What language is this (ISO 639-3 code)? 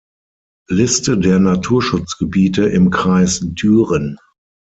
deu